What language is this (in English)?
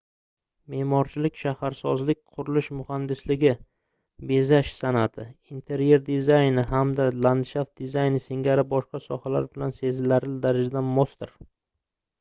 Uzbek